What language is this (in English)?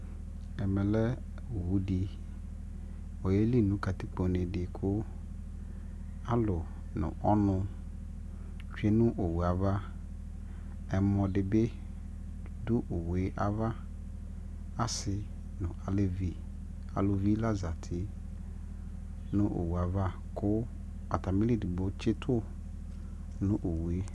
Ikposo